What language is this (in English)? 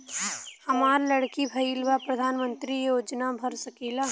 Bhojpuri